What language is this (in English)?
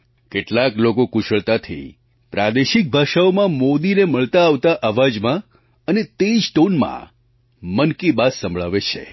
Gujarati